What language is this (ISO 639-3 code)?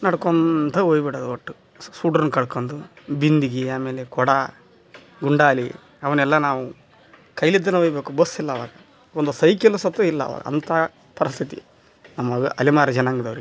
kan